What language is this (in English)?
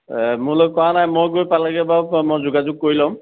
Assamese